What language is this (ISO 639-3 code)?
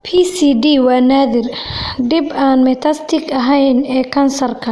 som